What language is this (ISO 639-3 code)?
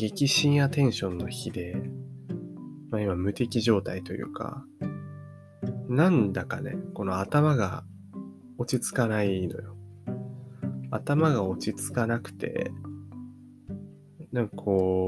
jpn